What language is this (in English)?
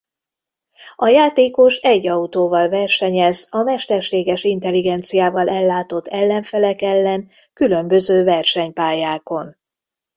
Hungarian